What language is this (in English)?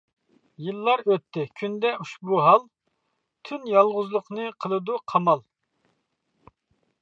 Uyghur